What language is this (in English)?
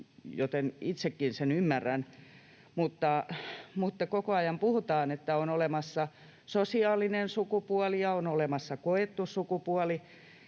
Finnish